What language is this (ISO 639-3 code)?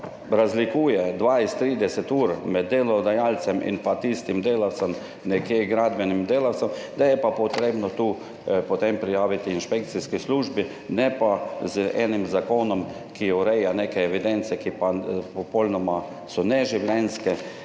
slv